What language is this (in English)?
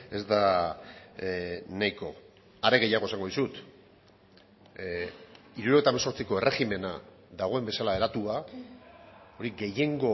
Basque